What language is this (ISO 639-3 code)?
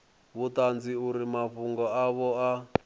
ven